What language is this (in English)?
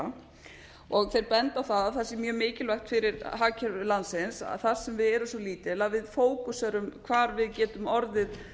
Icelandic